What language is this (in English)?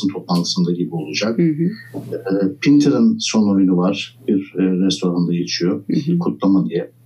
Turkish